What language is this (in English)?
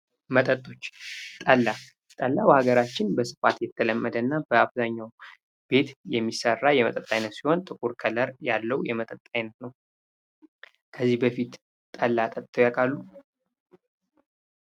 Amharic